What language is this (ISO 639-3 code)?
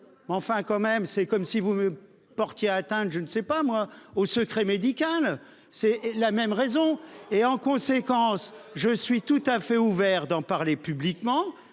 fra